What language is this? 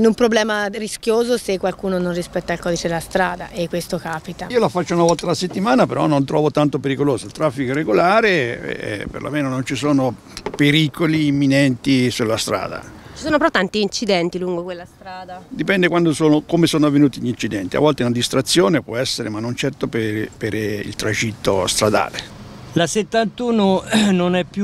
Italian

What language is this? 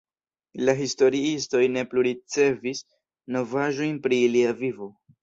Esperanto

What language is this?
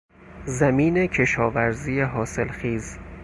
Persian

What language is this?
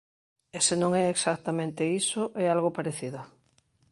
Galician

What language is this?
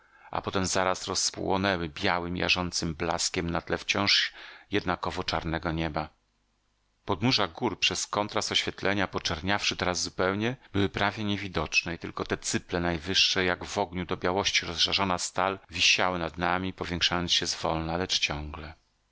Polish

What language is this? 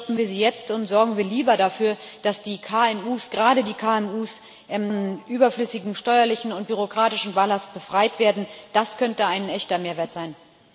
German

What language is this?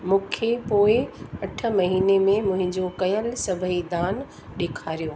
Sindhi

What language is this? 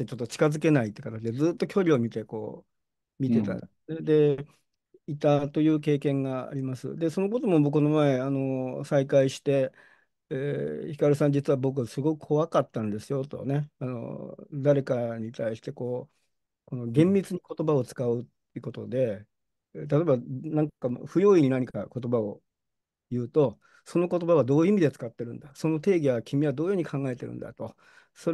Japanese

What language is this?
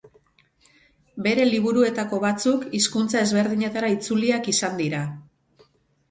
Basque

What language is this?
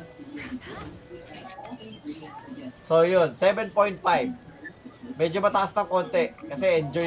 Filipino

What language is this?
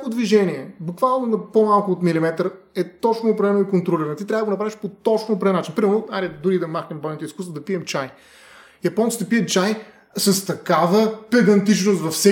Bulgarian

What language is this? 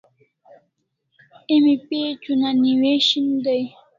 Kalasha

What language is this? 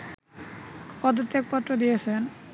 Bangla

